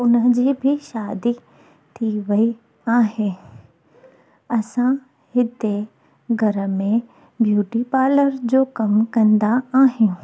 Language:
Sindhi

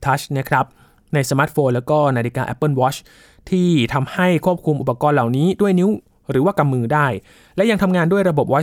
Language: Thai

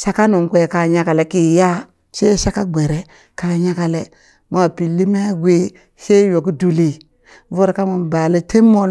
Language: Burak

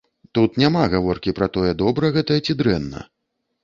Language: Belarusian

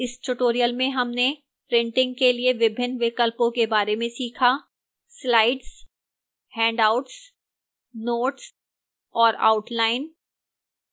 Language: Hindi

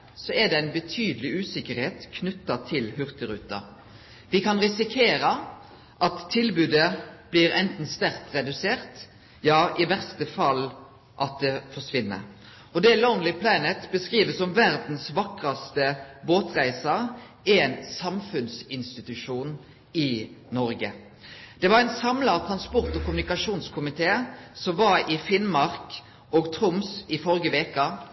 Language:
Norwegian Nynorsk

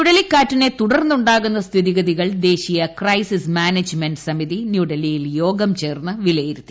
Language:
Malayalam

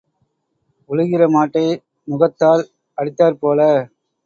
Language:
Tamil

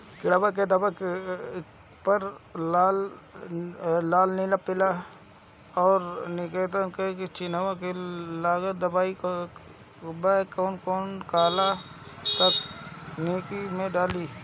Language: Bhojpuri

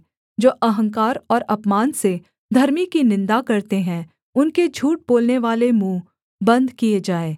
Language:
Hindi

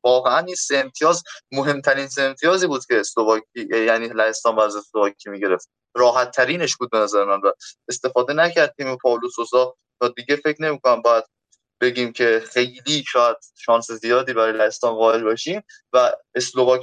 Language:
Persian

